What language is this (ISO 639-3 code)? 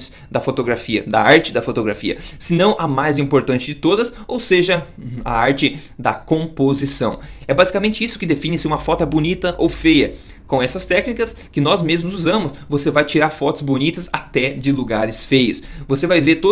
por